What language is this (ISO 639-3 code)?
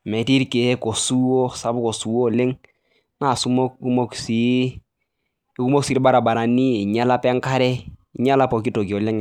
mas